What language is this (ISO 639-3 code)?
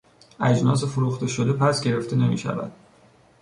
fas